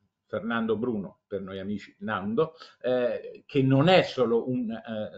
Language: Italian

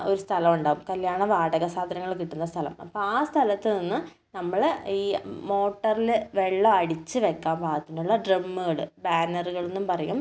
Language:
Malayalam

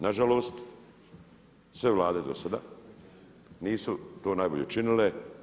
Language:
Croatian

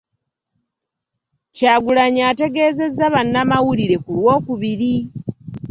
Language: Ganda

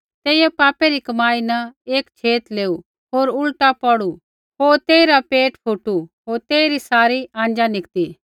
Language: Kullu Pahari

